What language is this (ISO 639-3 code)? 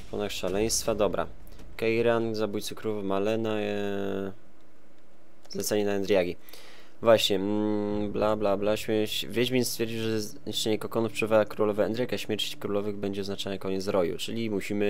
pol